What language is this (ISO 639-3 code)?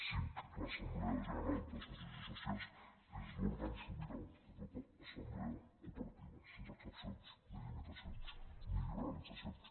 cat